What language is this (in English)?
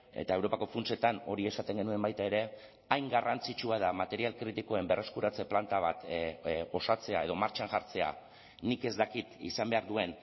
Basque